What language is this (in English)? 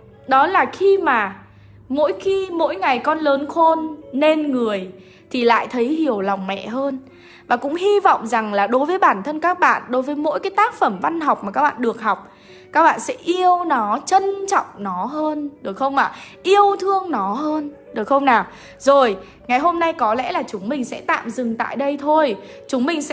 Vietnamese